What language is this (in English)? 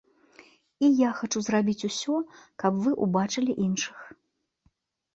Belarusian